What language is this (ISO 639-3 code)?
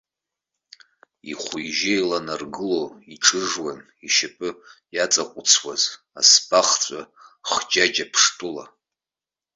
abk